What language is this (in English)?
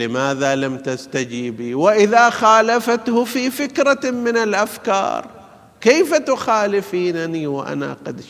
Arabic